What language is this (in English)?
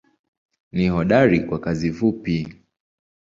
Swahili